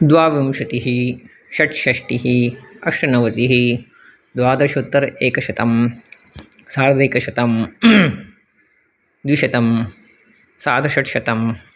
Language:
Sanskrit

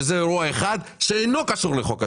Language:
Hebrew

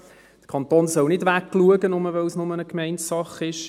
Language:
Swiss German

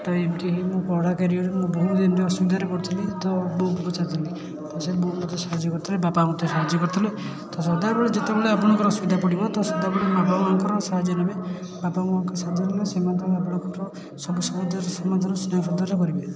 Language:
Odia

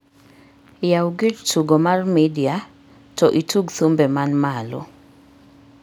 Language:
Luo (Kenya and Tanzania)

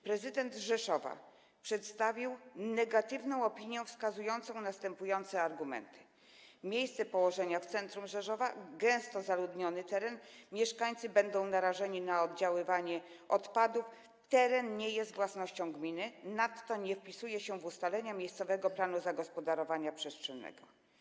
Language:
Polish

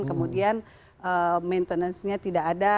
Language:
Indonesian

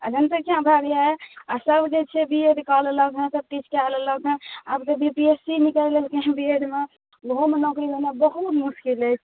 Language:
Maithili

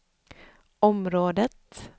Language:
Swedish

